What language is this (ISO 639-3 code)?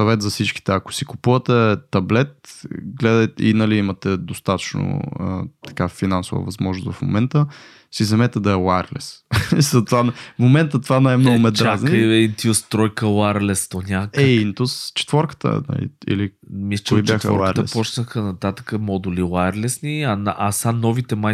bul